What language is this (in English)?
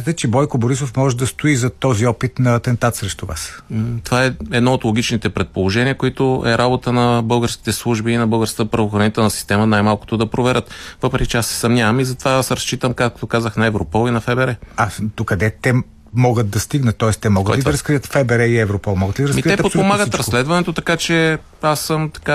Bulgarian